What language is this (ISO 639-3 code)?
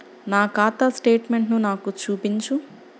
tel